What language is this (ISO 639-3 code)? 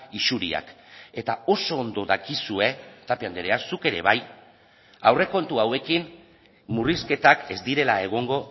eus